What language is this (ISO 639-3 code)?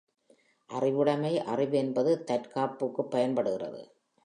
tam